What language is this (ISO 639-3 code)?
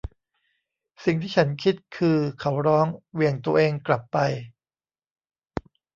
tha